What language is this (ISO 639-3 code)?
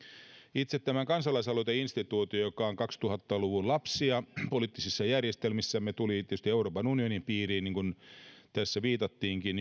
fin